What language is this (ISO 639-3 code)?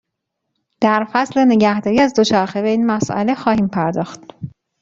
fas